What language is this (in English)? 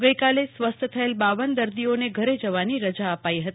Gujarati